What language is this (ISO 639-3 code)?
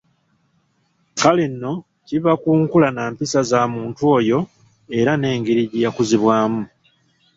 lug